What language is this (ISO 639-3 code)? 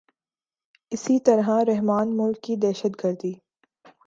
urd